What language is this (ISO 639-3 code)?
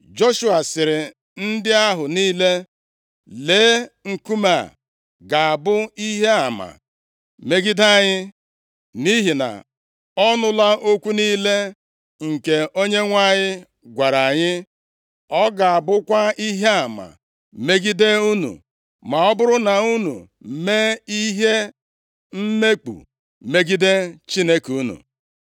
ibo